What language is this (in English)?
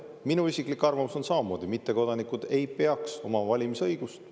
Estonian